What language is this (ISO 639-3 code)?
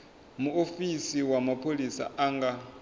ven